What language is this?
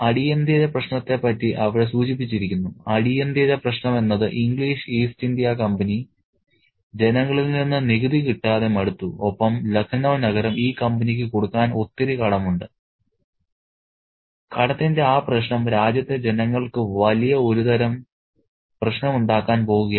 Malayalam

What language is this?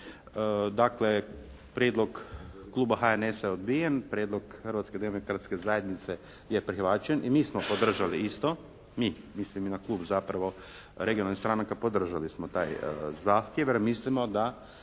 Croatian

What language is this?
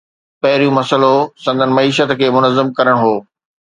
Sindhi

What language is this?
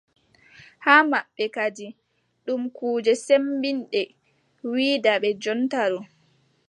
Adamawa Fulfulde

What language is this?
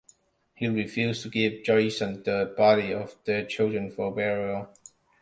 English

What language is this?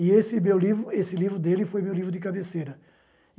Portuguese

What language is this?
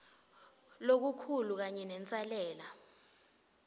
Swati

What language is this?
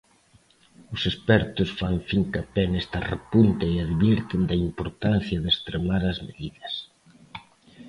Galician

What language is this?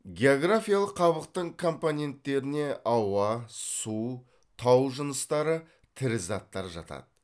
Kazakh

